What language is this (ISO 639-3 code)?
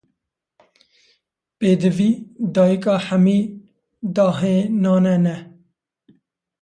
kur